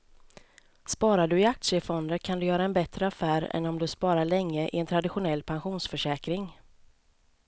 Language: Swedish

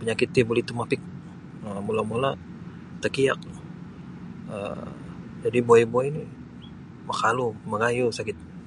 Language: Sabah Bisaya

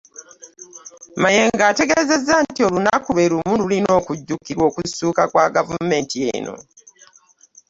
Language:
Ganda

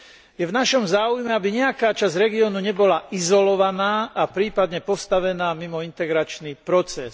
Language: Slovak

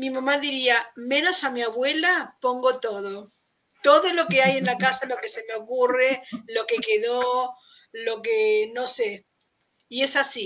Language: Spanish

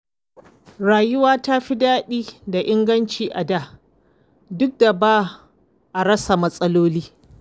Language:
Hausa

